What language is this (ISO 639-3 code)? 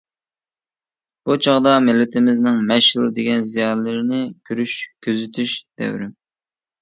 uig